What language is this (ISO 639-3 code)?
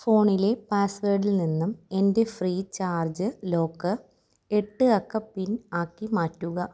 mal